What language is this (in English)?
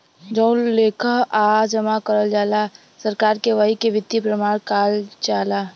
Bhojpuri